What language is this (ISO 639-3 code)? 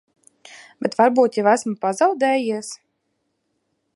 lav